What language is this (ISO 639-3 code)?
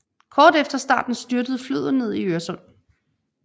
dan